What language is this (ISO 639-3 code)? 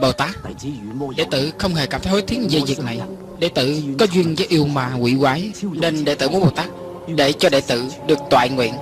vie